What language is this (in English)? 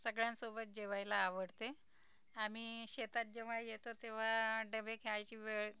Marathi